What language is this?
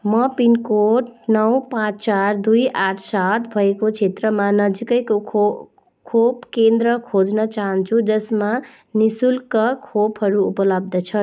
Nepali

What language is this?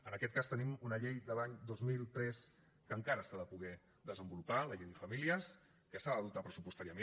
Catalan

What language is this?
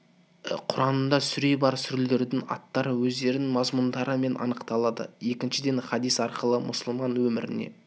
Kazakh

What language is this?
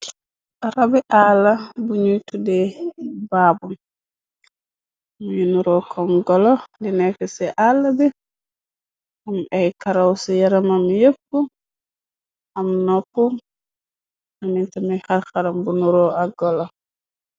Wolof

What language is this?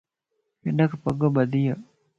Lasi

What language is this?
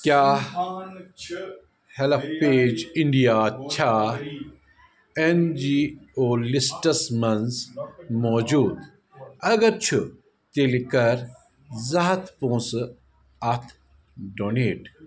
Kashmiri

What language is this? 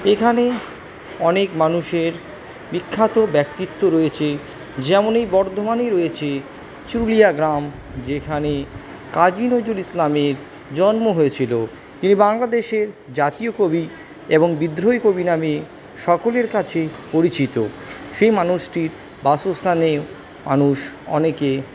Bangla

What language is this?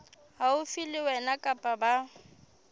Southern Sotho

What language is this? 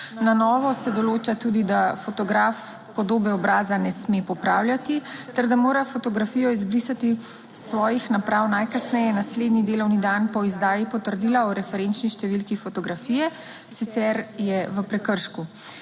Slovenian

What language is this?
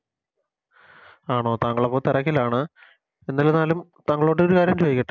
Malayalam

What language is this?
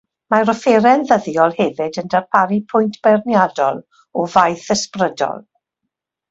Welsh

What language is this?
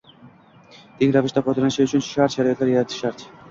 Uzbek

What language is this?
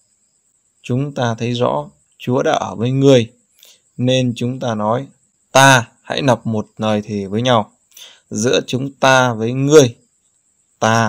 Vietnamese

